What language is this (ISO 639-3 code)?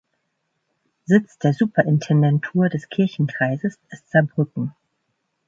deu